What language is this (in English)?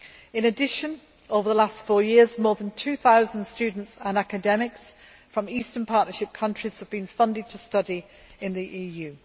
English